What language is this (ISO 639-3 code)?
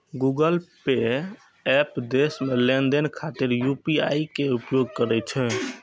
mai